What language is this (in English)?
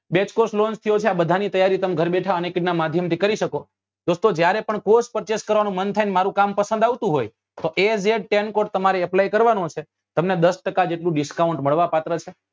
Gujarati